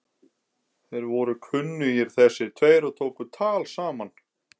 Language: Icelandic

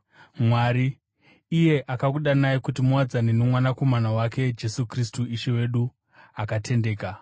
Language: Shona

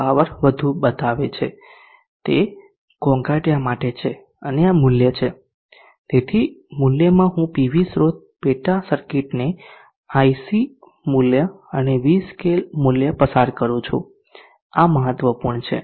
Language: Gujarati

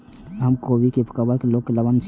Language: Maithili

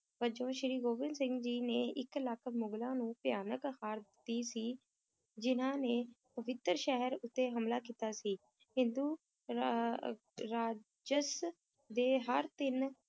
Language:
Punjabi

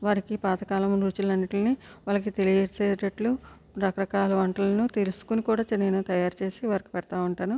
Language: Telugu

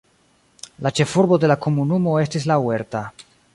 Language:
Esperanto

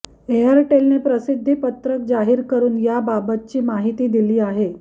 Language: Marathi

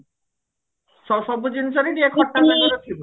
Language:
Odia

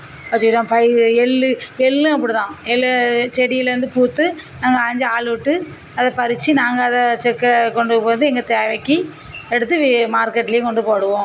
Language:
Tamil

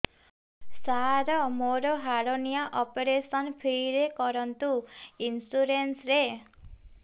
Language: Odia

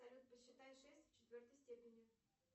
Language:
Russian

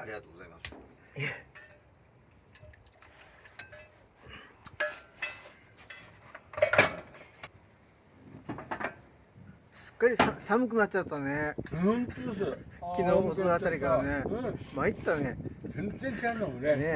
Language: Japanese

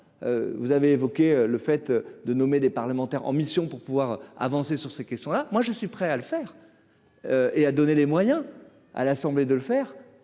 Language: French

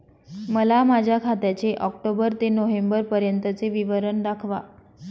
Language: Marathi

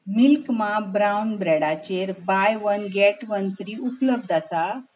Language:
Konkani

